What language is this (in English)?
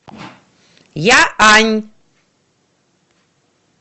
Russian